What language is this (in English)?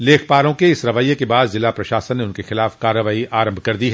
Hindi